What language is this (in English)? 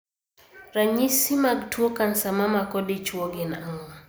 Luo (Kenya and Tanzania)